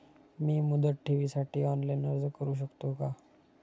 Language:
Marathi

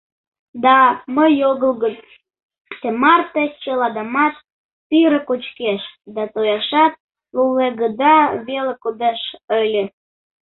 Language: Mari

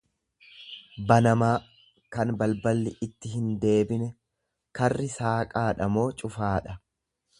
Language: Oromo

